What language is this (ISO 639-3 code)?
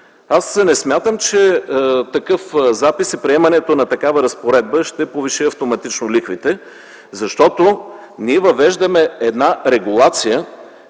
bul